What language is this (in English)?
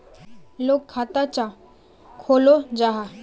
Magahi